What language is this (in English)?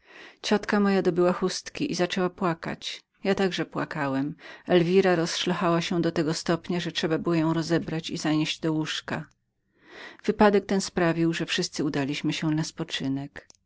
Polish